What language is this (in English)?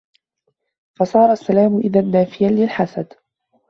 Arabic